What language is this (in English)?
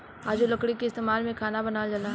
Bhojpuri